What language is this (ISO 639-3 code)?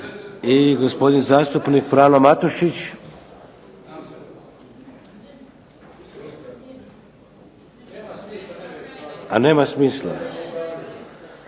hrv